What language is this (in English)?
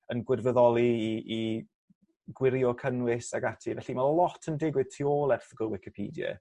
Welsh